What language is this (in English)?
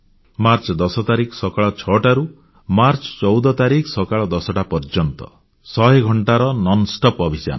Odia